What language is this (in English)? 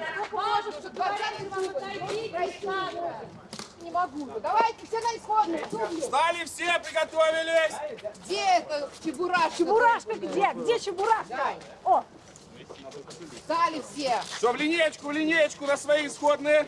Russian